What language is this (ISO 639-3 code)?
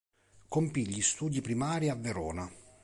ita